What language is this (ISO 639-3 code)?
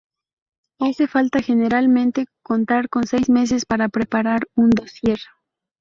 spa